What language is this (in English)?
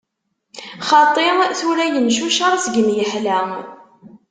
Kabyle